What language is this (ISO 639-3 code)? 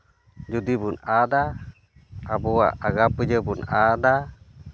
sat